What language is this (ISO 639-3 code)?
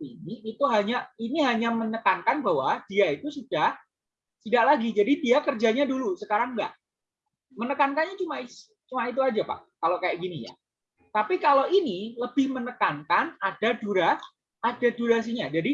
ind